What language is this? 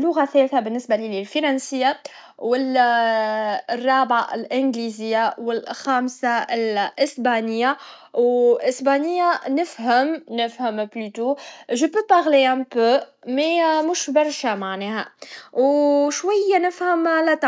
Tunisian Arabic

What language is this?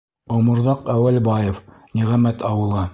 Bashkir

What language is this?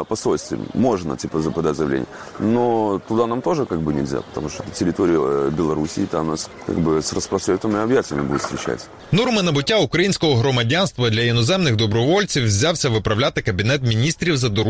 Ukrainian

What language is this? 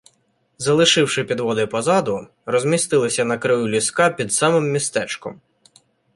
Ukrainian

